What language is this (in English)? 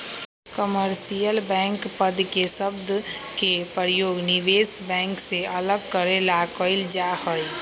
Magahi